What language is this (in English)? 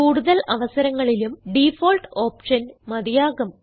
Malayalam